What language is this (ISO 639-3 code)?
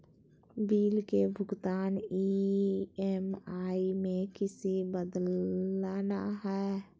mag